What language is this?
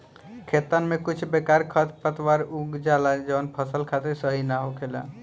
Bhojpuri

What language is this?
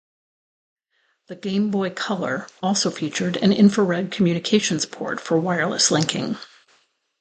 English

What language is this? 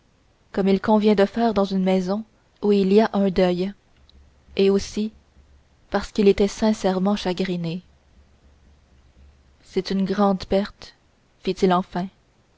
French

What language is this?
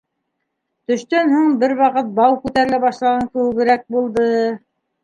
Bashkir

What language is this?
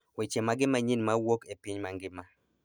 Luo (Kenya and Tanzania)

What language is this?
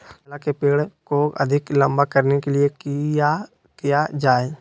Magahi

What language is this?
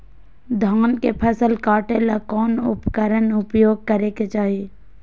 Magahi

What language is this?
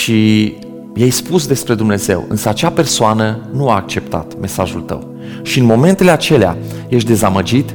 Romanian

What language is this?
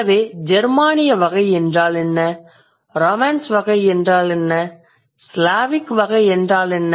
Tamil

